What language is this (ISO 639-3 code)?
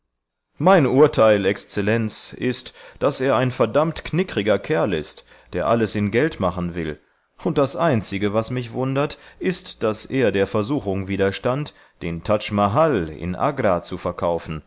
deu